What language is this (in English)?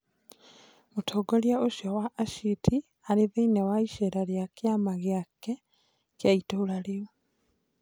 Kikuyu